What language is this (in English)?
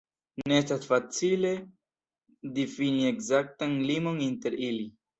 Esperanto